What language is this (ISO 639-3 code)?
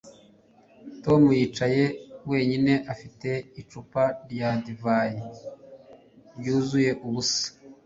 kin